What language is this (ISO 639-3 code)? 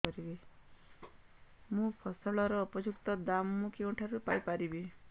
ori